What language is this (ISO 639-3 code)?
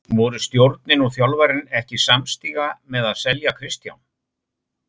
isl